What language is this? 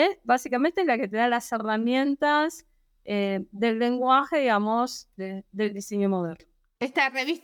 Spanish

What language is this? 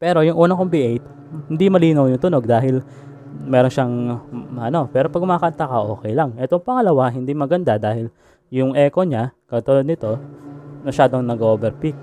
Filipino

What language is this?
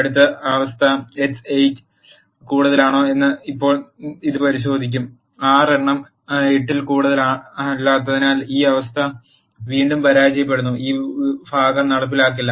Malayalam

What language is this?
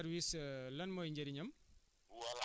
Wolof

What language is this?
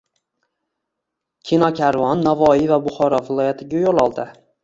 Uzbek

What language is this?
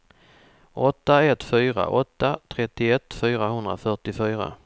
Swedish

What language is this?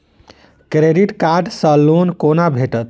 Maithili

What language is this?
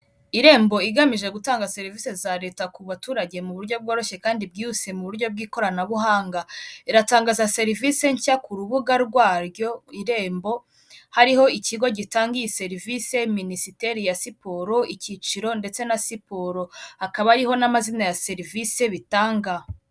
Kinyarwanda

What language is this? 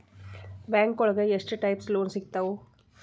Kannada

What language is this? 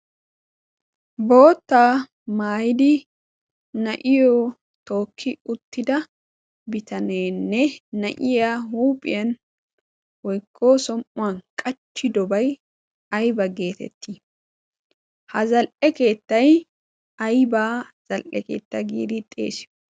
Wolaytta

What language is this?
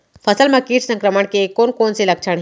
Chhattisgarhi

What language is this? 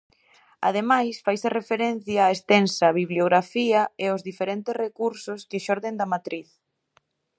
Galician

